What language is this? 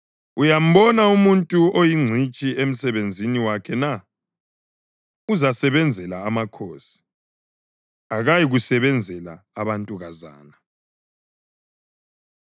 North Ndebele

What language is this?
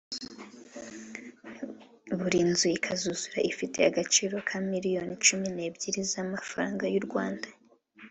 Kinyarwanda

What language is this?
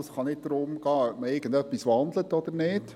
Swiss German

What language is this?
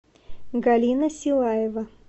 Russian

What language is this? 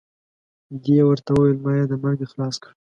Pashto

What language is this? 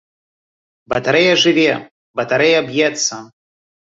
Belarusian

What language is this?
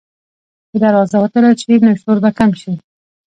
Pashto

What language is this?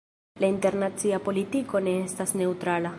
Esperanto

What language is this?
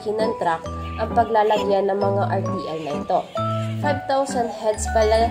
Filipino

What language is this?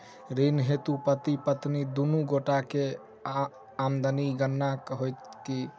Maithili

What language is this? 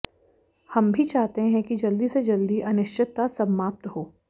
Hindi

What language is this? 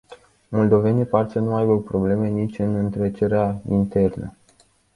Romanian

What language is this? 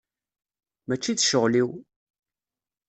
Kabyle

